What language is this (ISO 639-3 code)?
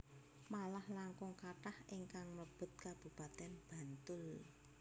jav